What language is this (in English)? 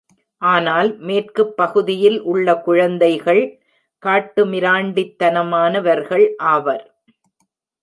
Tamil